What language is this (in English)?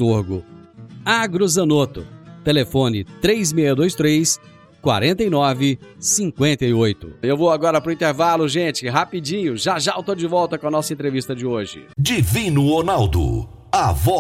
Portuguese